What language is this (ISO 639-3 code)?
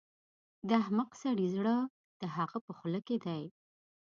pus